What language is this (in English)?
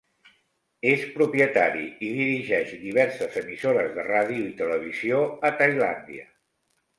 Catalan